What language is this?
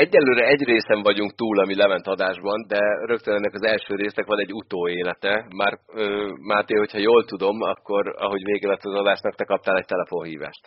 Hungarian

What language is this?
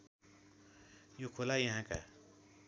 Nepali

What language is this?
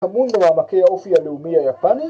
Hebrew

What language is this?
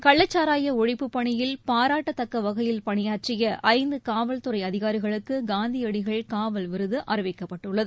Tamil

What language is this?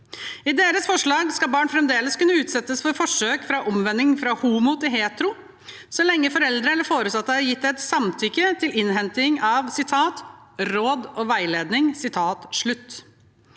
Norwegian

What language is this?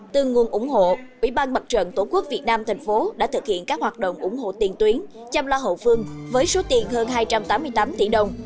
Vietnamese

